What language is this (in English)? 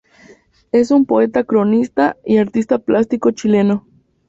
Spanish